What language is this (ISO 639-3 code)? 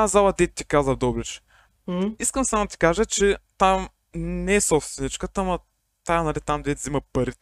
bul